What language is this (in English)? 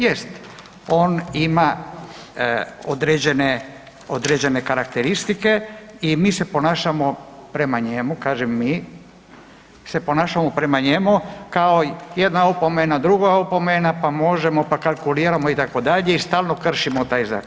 Croatian